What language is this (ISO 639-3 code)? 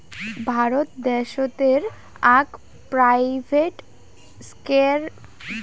ben